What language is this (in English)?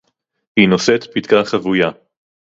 Hebrew